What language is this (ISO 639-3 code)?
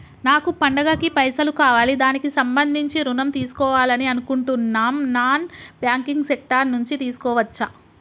tel